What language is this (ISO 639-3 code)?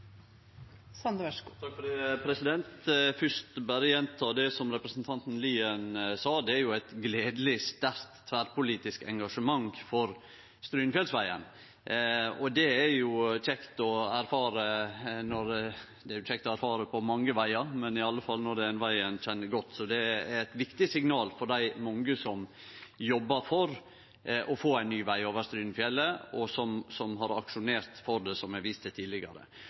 nno